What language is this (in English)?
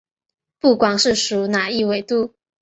Chinese